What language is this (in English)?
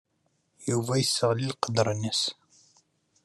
Kabyle